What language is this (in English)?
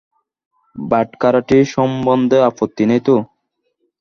Bangla